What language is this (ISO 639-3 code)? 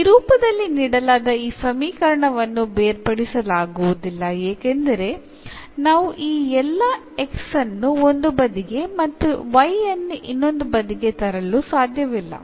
mal